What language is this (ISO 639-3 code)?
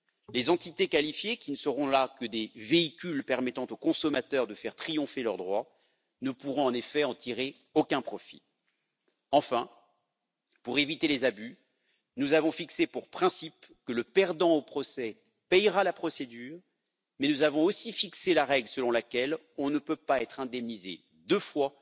fra